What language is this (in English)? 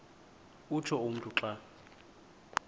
Xhosa